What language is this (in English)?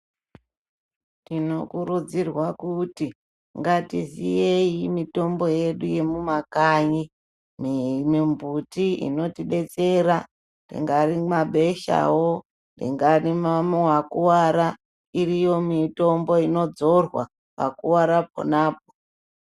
Ndau